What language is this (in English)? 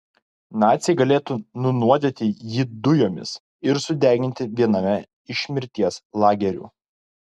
Lithuanian